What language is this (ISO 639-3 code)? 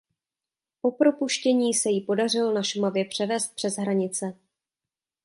ces